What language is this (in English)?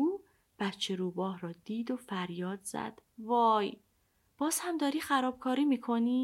Persian